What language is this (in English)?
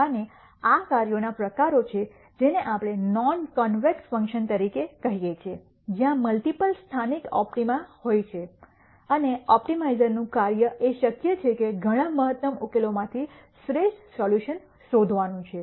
Gujarati